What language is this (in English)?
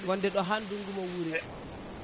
Fula